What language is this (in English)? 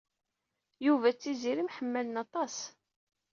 Kabyle